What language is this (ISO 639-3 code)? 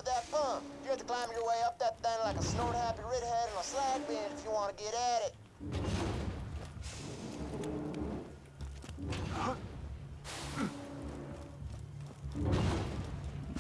eng